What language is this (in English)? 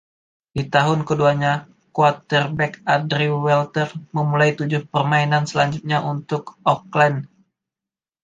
Indonesian